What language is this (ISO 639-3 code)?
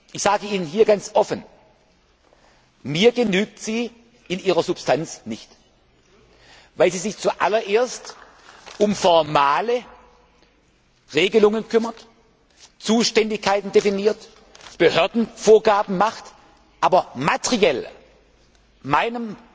deu